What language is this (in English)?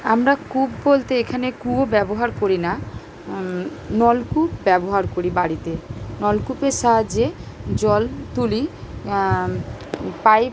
Bangla